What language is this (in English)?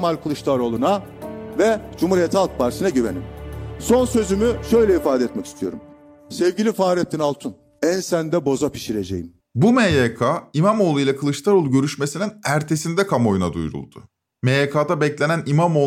Turkish